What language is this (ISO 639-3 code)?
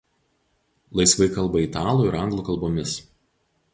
lit